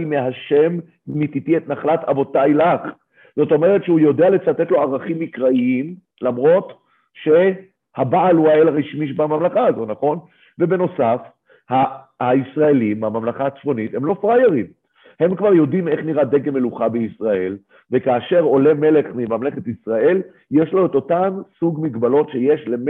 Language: Hebrew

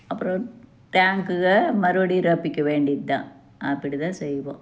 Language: Tamil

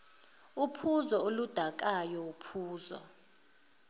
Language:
Zulu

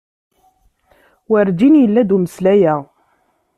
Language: Kabyle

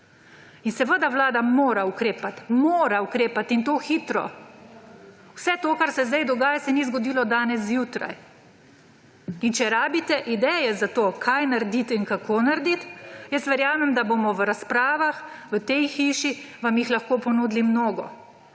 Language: Slovenian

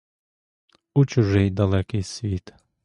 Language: Ukrainian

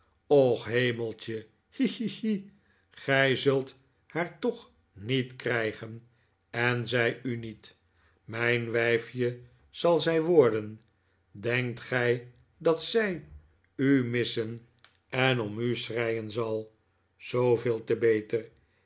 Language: Dutch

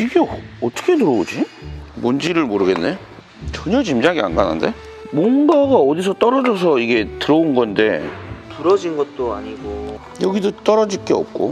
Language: Korean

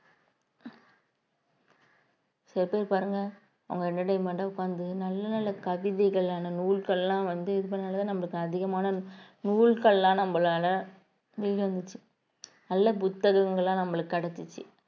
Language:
Tamil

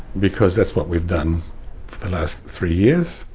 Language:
English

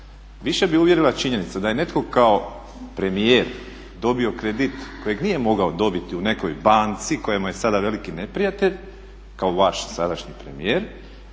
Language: Croatian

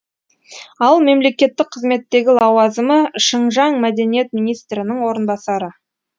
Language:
Kazakh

